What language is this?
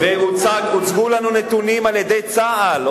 Hebrew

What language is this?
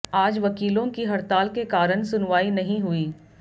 Hindi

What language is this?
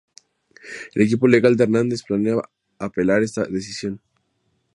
Spanish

